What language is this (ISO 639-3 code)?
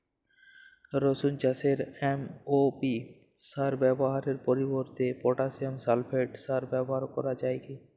ben